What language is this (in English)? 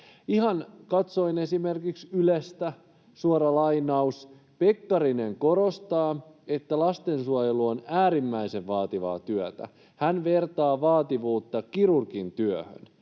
Finnish